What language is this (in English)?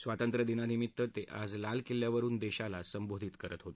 Marathi